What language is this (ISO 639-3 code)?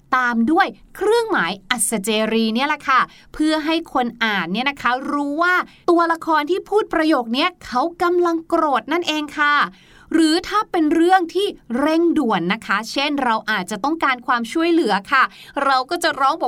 tha